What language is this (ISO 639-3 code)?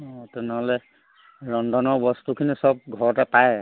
asm